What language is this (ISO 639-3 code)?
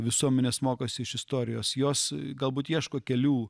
lit